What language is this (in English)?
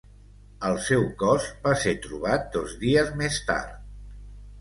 Catalan